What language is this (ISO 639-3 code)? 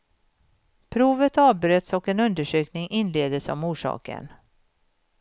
swe